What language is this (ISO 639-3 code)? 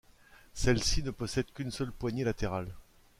fra